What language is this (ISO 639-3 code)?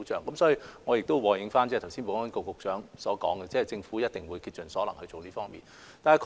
yue